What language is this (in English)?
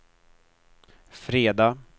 Swedish